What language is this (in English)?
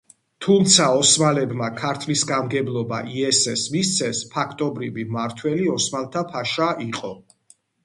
Georgian